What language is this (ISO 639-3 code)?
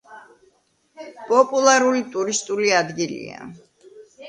kat